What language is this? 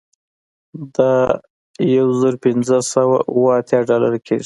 Pashto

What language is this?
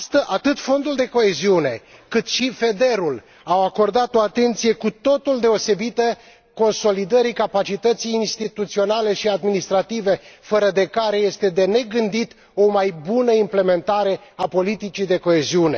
Romanian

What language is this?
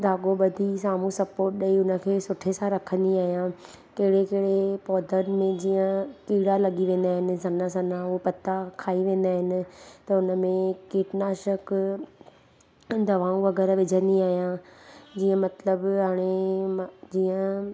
Sindhi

